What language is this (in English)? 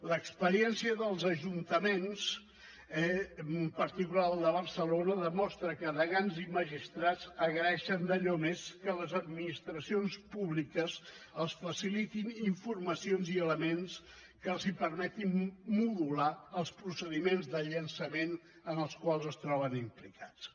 Catalan